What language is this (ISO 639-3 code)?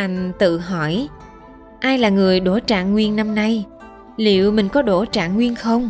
vie